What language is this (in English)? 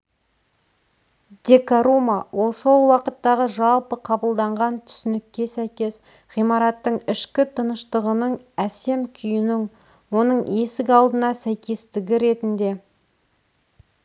Kazakh